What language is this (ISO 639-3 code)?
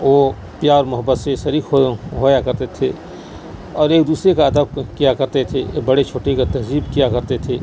urd